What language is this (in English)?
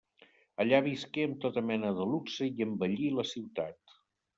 Catalan